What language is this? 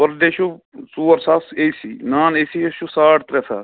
Kashmiri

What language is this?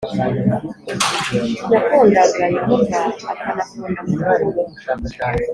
Kinyarwanda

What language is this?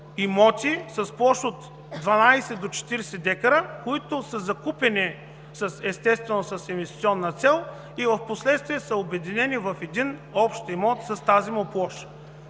Bulgarian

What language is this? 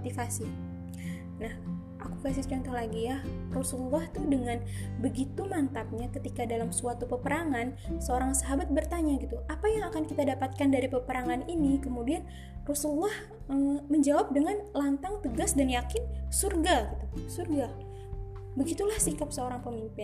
Indonesian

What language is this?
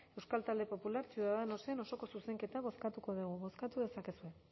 Basque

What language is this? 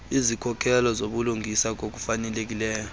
Xhosa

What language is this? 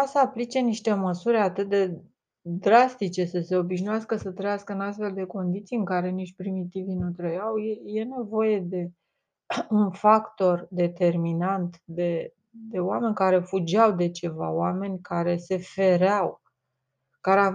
Romanian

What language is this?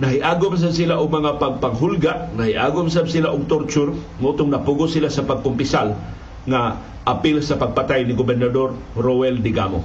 Filipino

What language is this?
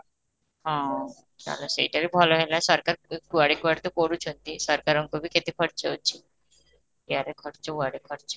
Odia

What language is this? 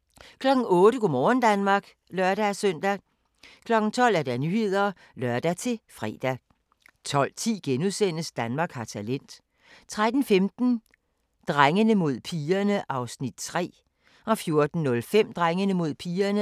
Danish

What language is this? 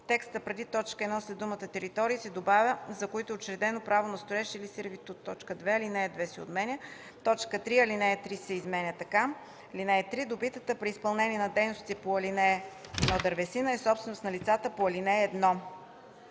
Bulgarian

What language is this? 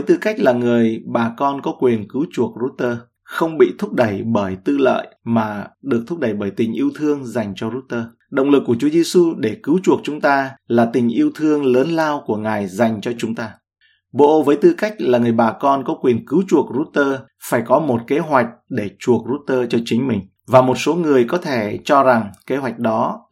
Vietnamese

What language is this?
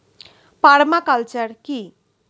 Bangla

